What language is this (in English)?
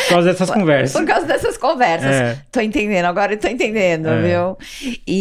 Portuguese